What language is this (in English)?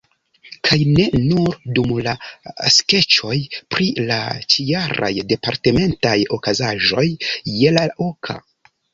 Esperanto